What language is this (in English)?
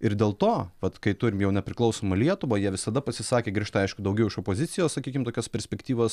Lithuanian